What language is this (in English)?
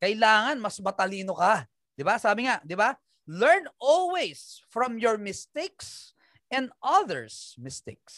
Filipino